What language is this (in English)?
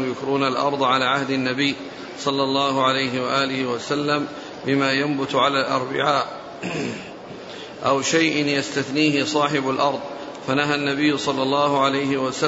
Arabic